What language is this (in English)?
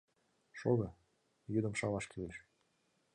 Mari